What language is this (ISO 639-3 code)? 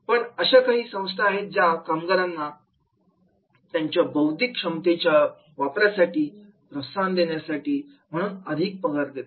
mar